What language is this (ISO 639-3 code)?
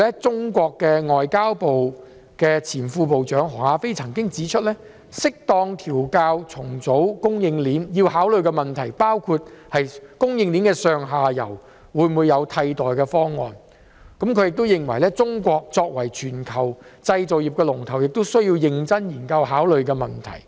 yue